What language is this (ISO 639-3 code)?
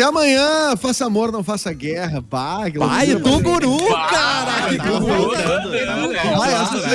por